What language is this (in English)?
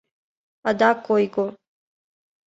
Mari